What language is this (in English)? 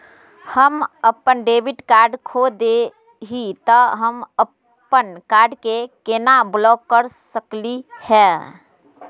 Magahi